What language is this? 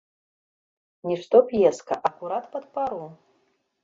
Belarusian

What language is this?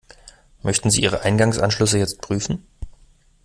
German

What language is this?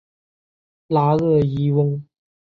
Chinese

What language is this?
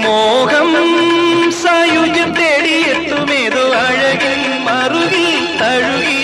Malayalam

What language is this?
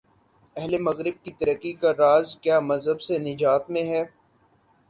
Urdu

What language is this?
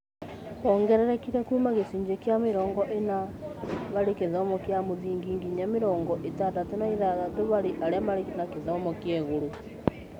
Kikuyu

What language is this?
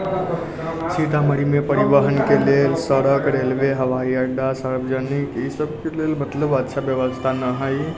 Maithili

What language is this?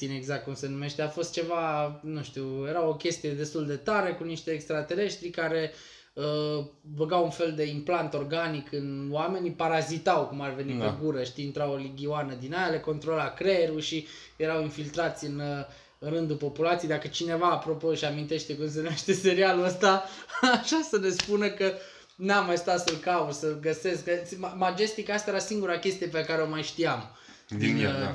Romanian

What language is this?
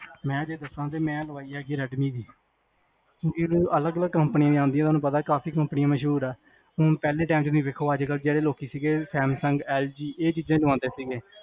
Punjabi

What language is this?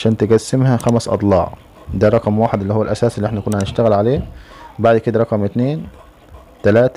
Arabic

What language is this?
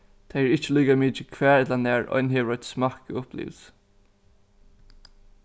Faroese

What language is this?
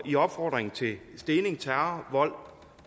Danish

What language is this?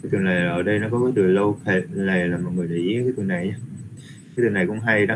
Vietnamese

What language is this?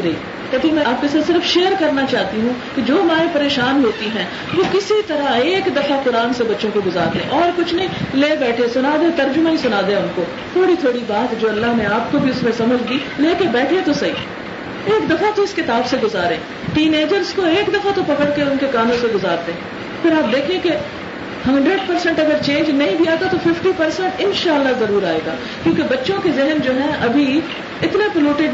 Urdu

